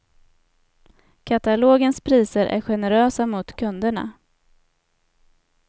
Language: Swedish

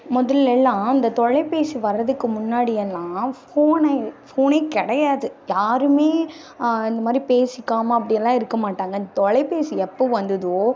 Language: Tamil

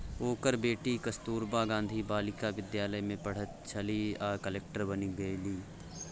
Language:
Maithili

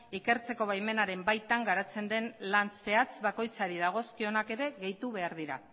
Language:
Basque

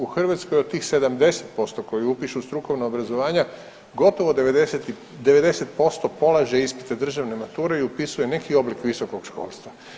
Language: Croatian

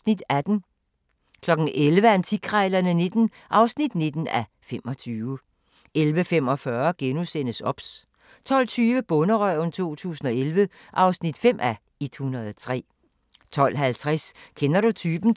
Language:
Danish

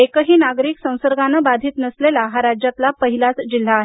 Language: Marathi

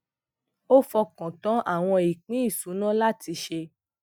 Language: Yoruba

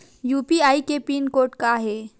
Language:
Chhattisgarhi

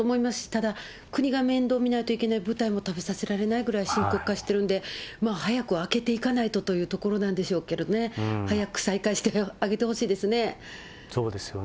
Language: Japanese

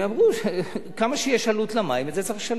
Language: Hebrew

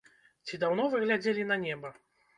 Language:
Belarusian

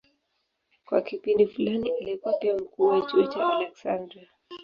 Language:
Swahili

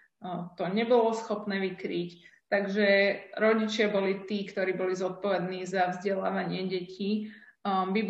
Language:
Slovak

